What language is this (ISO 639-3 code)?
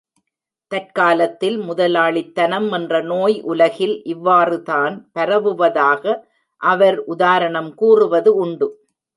tam